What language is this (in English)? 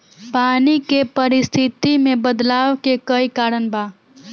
Bhojpuri